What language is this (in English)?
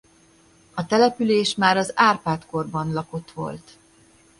Hungarian